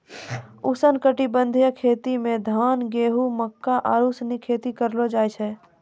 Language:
Maithili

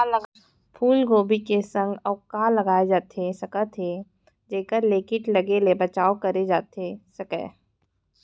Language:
Chhattisgarhi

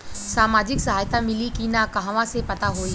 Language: Bhojpuri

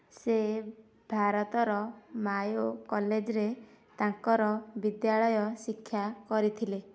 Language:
Odia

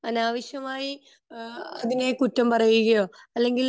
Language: Malayalam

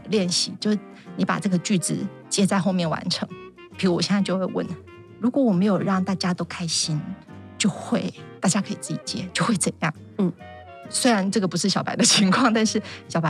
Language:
Chinese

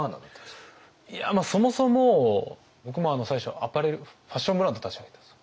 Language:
Japanese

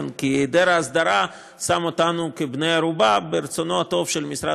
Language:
Hebrew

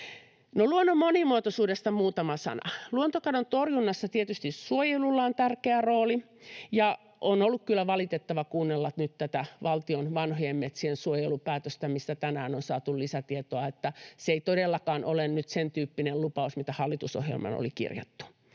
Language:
Finnish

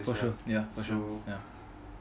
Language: English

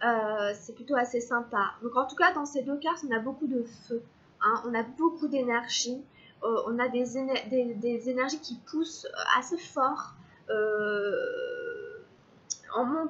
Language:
French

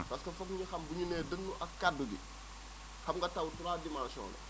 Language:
Wolof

